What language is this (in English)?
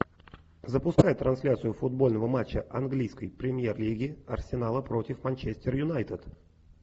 Russian